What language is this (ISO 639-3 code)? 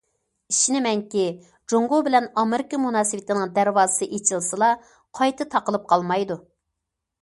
uig